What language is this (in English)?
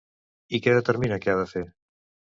Catalan